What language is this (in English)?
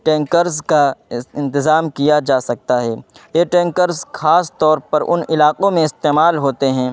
Urdu